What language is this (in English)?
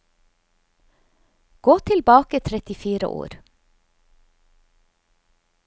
Norwegian